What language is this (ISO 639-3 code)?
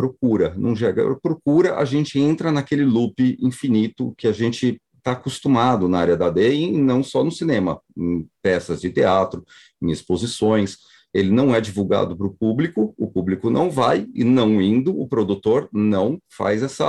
por